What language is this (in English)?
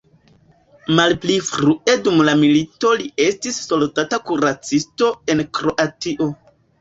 Esperanto